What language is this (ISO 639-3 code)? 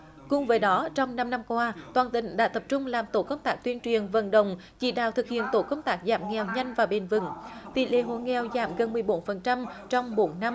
vie